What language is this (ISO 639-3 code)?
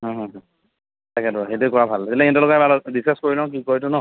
asm